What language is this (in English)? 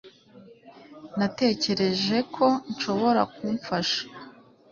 Kinyarwanda